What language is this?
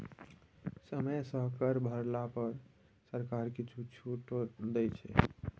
Maithili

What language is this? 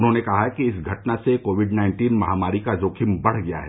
Hindi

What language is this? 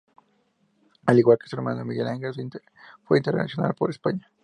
Spanish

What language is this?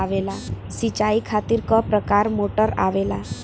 Bhojpuri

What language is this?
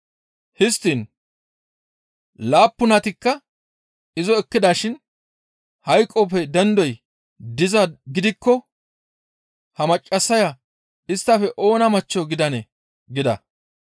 Gamo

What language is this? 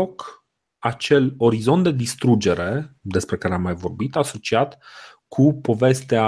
Romanian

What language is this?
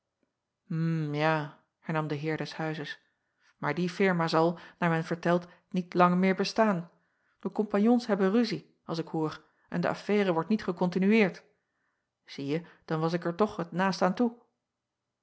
Dutch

